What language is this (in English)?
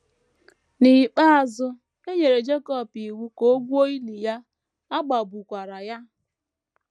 Igbo